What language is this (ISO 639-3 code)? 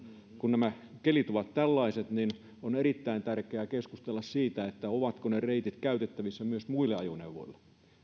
fin